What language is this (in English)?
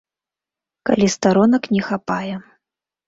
Belarusian